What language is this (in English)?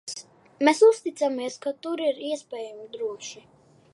Latvian